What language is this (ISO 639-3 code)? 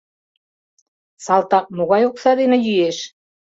chm